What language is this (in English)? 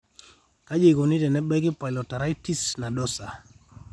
Masai